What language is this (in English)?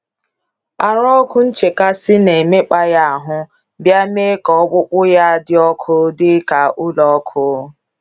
Igbo